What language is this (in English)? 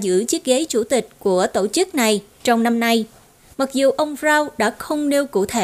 Vietnamese